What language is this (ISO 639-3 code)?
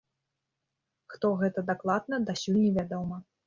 bel